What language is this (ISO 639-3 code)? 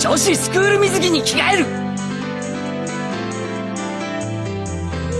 jpn